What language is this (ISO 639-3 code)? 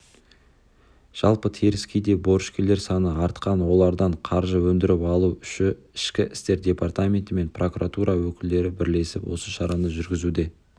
kaz